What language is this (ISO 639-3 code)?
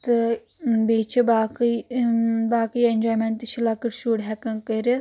kas